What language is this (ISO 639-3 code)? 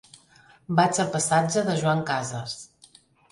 cat